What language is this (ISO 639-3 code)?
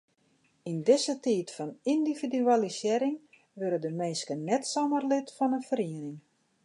fry